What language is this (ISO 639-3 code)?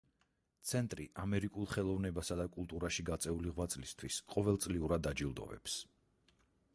kat